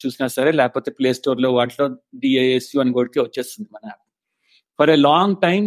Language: Telugu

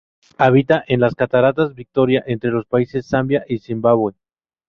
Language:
Spanish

